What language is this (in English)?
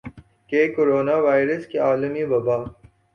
Urdu